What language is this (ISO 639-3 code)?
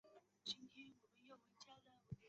zho